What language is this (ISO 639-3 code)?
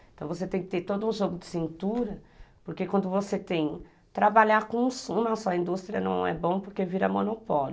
por